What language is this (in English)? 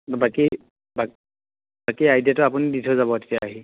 Assamese